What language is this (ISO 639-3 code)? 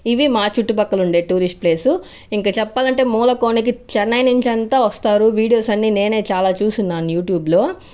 tel